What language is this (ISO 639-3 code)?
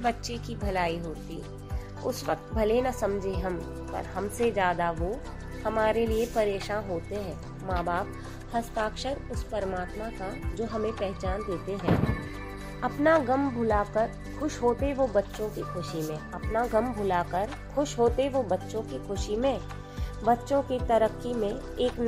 hin